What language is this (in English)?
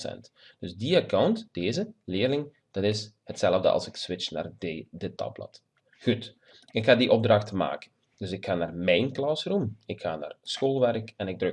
Dutch